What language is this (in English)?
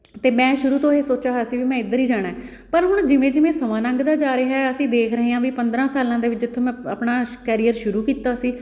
Punjabi